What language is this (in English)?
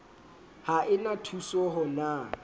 Southern Sotho